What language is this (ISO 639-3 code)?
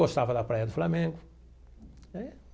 por